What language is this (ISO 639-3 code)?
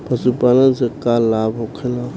bho